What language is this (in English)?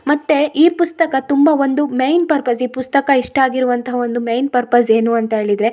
Kannada